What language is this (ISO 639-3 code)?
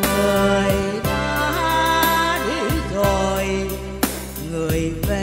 vie